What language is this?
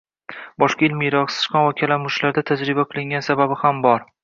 Uzbek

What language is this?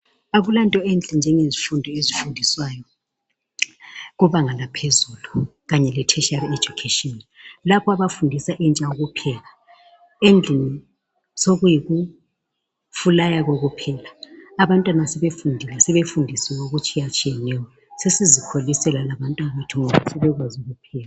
North Ndebele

